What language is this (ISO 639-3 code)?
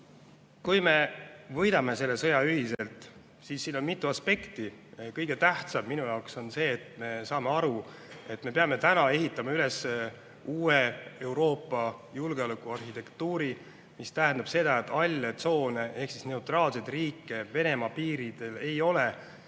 est